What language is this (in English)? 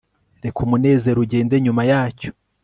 Kinyarwanda